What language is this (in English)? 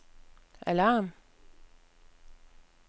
Danish